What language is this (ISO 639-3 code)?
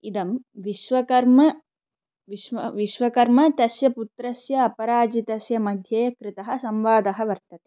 san